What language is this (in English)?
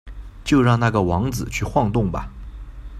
Chinese